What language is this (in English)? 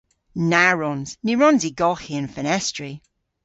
Cornish